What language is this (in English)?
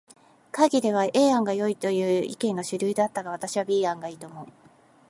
Japanese